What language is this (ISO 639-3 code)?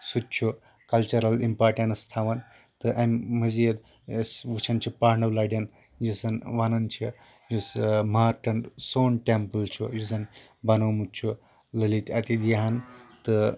kas